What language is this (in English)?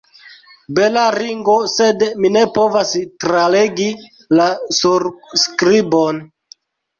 Esperanto